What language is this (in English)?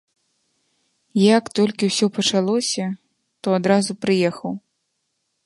Belarusian